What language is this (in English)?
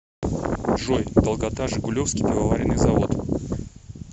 Russian